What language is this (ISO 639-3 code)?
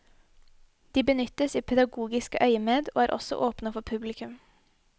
nor